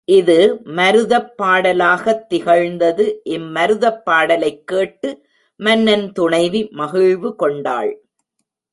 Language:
Tamil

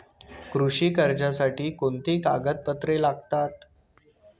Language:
Marathi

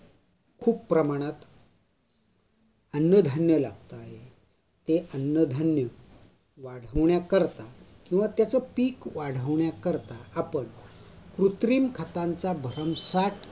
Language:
Marathi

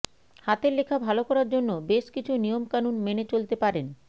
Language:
Bangla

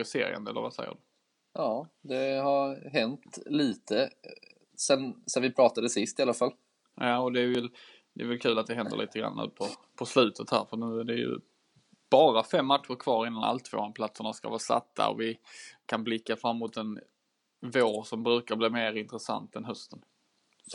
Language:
Swedish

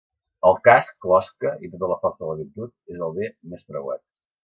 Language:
Catalan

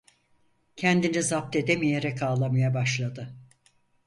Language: Turkish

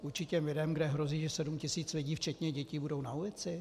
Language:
Czech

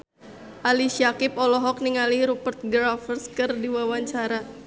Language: Sundanese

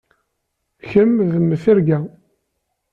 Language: Kabyle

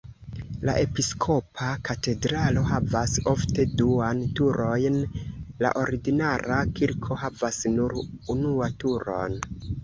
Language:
Esperanto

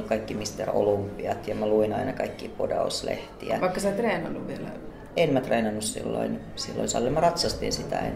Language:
Finnish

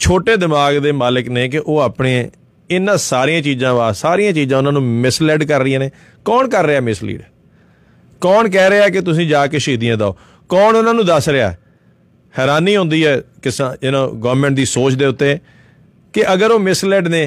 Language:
Punjabi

